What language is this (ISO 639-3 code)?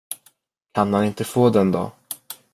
swe